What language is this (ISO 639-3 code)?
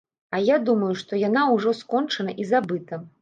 bel